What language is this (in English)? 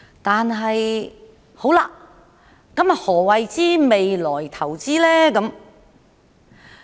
Cantonese